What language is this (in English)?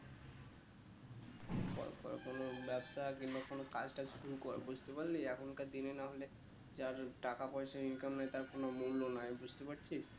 Bangla